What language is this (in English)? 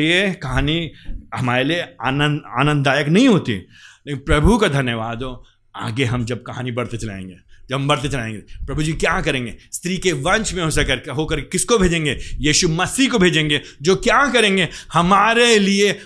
Hindi